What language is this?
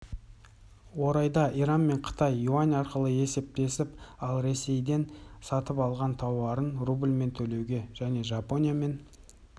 Kazakh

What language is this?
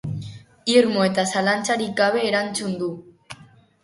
Basque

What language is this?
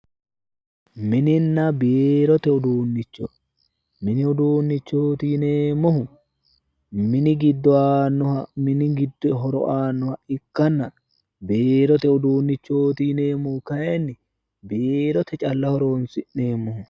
Sidamo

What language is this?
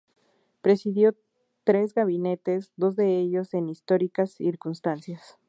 Spanish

